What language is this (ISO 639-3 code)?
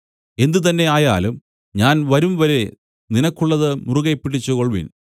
mal